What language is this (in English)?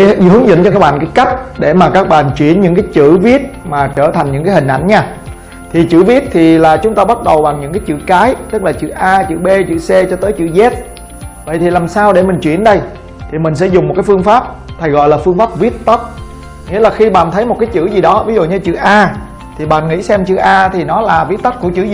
Vietnamese